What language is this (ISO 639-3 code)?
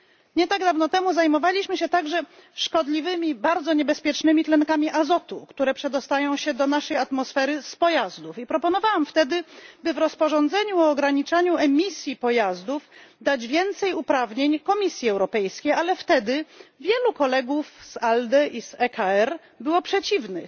pol